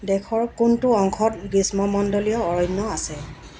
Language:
Assamese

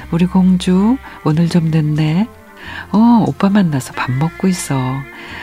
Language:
Korean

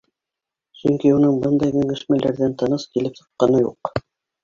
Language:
Bashkir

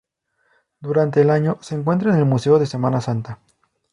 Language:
Spanish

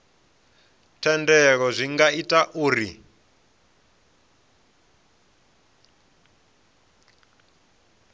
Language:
Venda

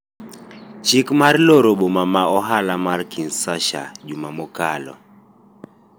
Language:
Luo (Kenya and Tanzania)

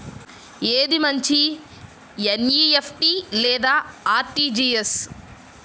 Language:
Telugu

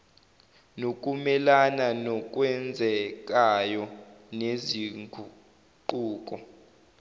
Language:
Zulu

